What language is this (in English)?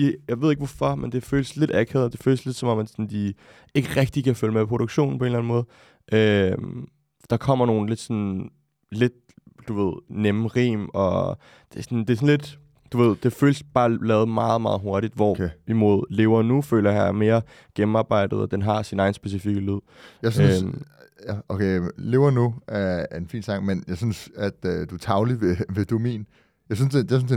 Danish